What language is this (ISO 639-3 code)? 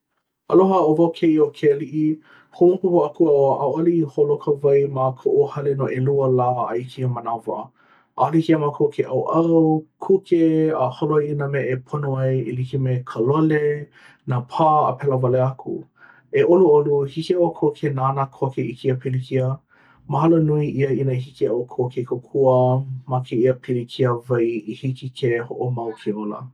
haw